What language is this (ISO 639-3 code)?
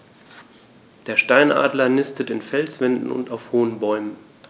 deu